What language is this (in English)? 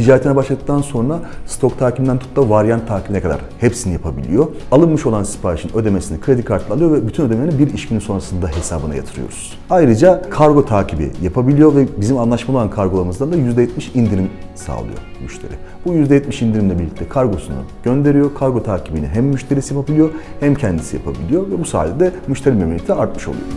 Turkish